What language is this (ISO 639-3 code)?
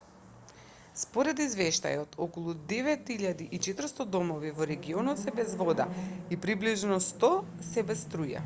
mkd